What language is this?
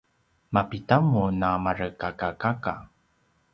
Paiwan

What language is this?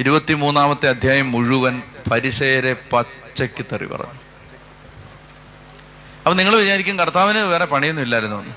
Malayalam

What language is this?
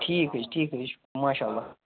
Kashmiri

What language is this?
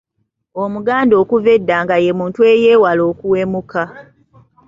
Ganda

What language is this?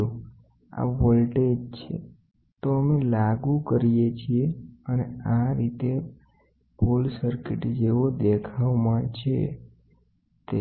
Gujarati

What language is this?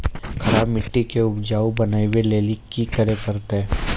Maithili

